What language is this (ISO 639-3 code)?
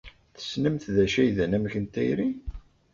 kab